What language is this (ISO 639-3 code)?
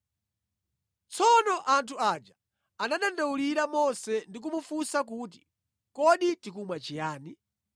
nya